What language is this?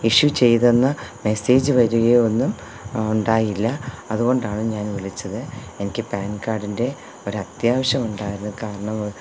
Malayalam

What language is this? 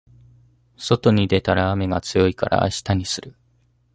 Japanese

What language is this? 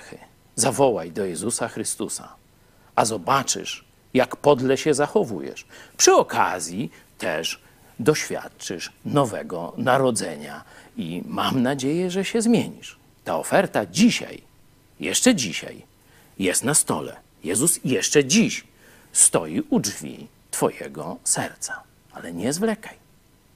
Polish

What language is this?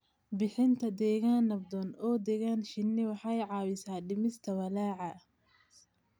Somali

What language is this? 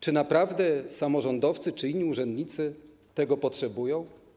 Polish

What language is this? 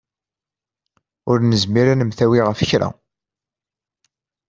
Kabyle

